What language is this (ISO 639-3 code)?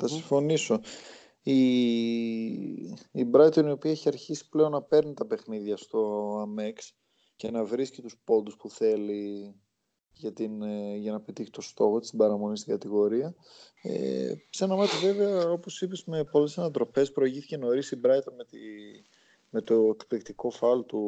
ell